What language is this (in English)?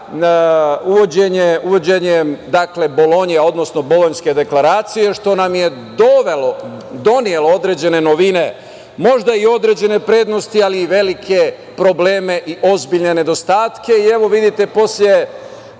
Serbian